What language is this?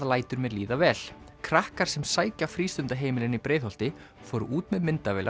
Icelandic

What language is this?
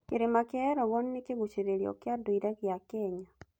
Kikuyu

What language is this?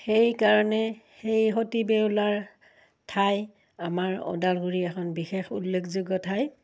Assamese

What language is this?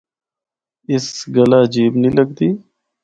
Northern Hindko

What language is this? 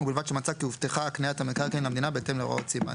Hebrew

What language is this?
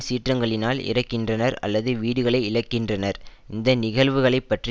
Tamil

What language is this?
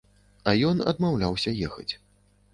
Belarusian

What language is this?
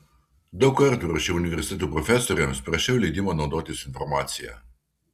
Lithuanian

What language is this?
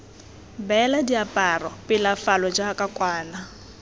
Tswana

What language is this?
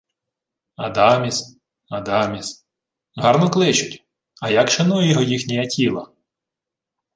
Ukrainian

